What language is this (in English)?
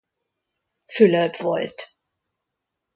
Hungarian